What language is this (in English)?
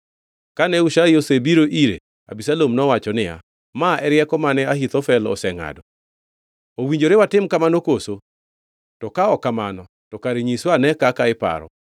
Luo (Kenya and Tanzania)